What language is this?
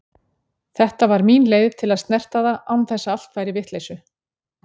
Icelandic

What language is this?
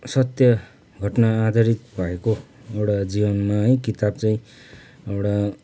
Nepali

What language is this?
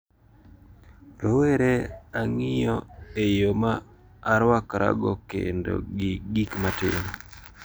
Luo (Kenya and Tanzania)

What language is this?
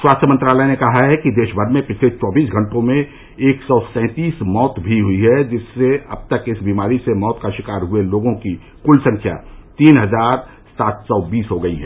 Hindi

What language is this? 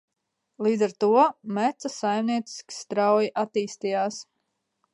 Latvian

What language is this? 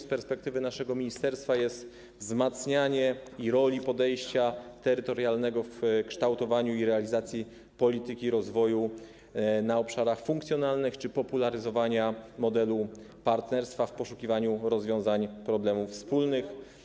Polish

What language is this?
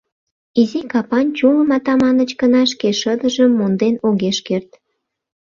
Mari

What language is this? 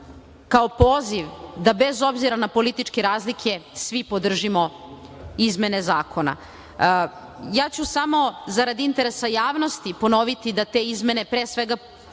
Serbian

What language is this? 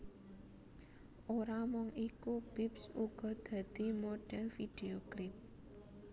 Javanese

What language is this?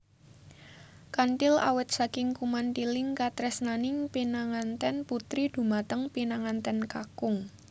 Javanese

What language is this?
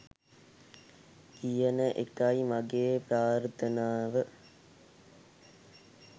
Sinhala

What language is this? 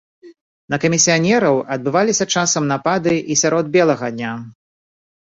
Belarusian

